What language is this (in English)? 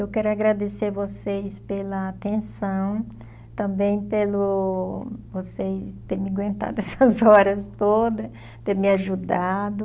Portuguese